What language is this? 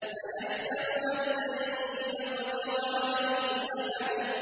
Arabic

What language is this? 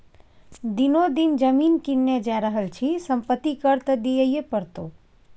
Maithili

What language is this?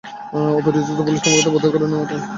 Bangla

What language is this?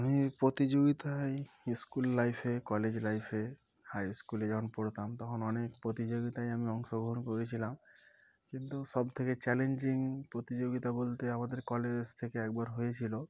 Bangla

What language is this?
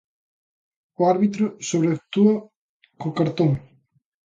Galician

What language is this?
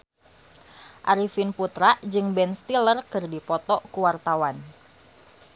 Sundanese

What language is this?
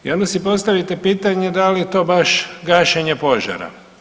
Croatian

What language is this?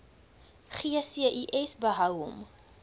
Afrikaans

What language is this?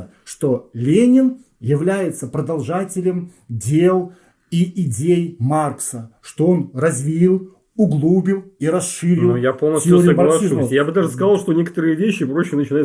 Russian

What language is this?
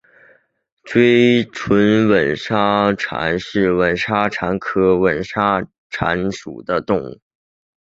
Chinese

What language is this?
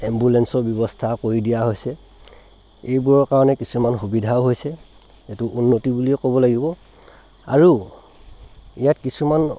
Assamese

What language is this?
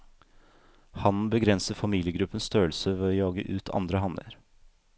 Norwegian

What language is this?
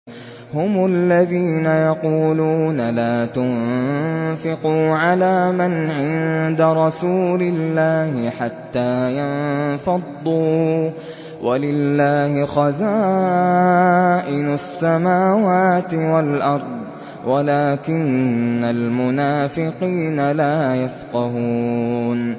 Arabic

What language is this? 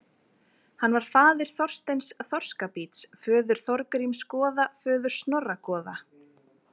Icelandic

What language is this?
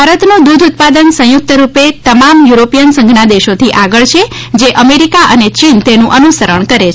Gujarati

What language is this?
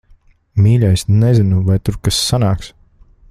Latvian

